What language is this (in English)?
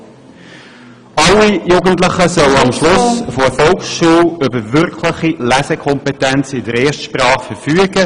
Swiss German